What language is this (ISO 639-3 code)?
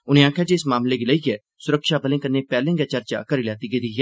doi